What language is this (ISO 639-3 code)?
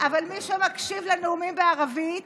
heb